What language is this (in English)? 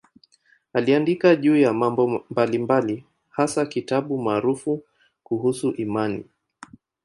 Swahili